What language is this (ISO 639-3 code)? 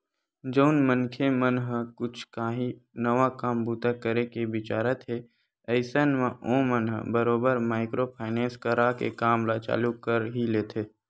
hne